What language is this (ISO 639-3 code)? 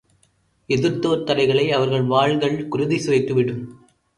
tam